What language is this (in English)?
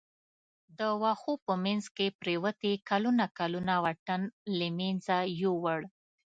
Pashto